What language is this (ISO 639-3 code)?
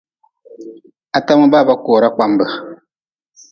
nmz